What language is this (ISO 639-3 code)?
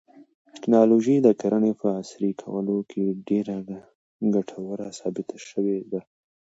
pus